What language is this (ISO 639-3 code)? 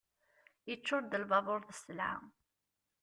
kab